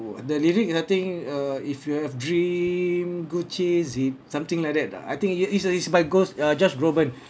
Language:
English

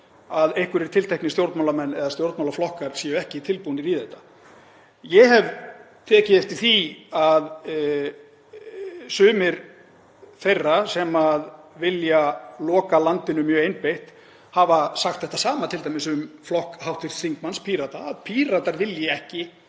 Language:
Icelandic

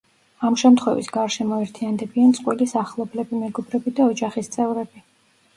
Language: Georgian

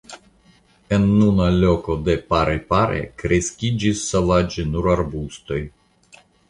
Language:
Esperanto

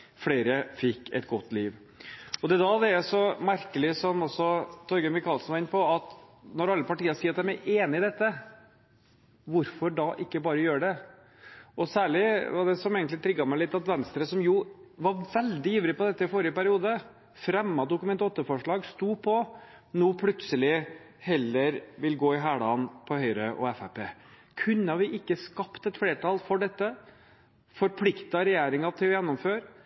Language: Norwegian Bokmål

